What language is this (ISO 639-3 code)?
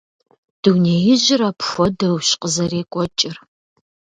kbd